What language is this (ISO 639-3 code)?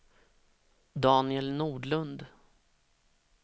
swe